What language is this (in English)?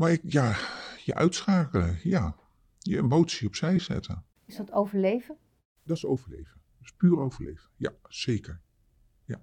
Dutch